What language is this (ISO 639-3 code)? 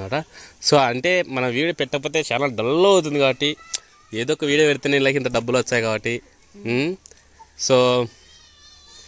ind